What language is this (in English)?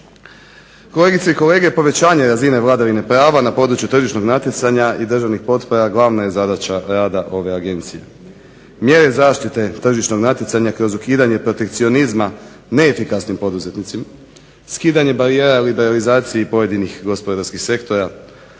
Croatian